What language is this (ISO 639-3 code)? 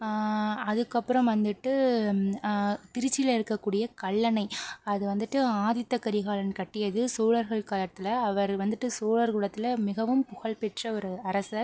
tam